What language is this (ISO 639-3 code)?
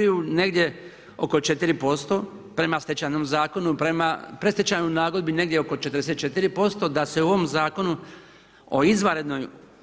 hrv